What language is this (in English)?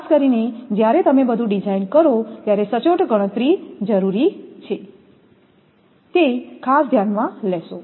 Gujarati